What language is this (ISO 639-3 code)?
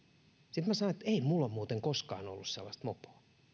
fin